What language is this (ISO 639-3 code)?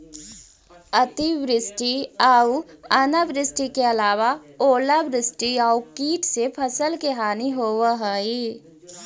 mag